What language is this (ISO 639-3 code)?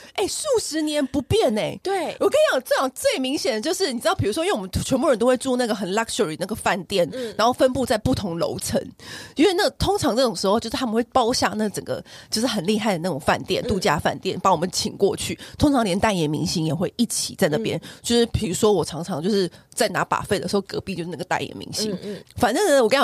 zho